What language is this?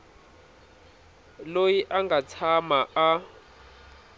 Tsonga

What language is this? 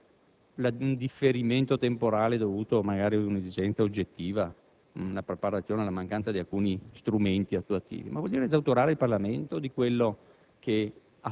Italian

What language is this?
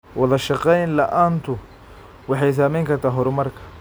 Somali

